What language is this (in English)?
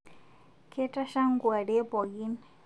Masai